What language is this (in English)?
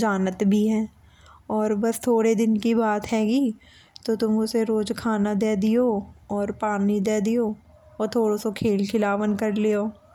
Bundeli